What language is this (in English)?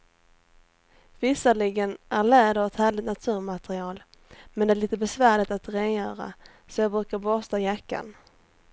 Swedish